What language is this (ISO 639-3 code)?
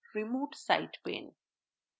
ben